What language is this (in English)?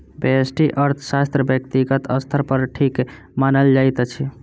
Maithili